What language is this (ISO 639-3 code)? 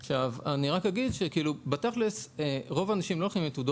heb